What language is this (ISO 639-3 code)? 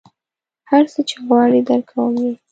pus